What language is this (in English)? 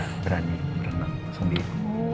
Indonesian